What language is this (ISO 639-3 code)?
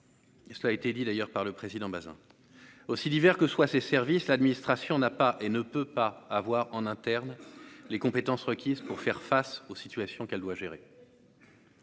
fra